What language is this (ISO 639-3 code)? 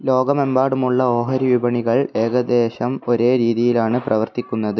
mal